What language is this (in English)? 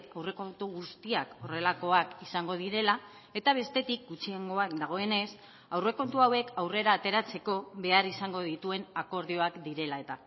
Basque